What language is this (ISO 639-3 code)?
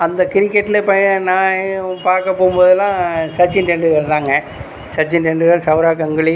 tam